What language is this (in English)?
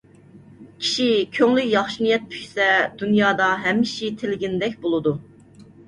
Uyghur